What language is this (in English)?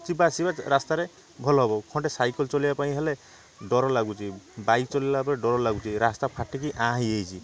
Odia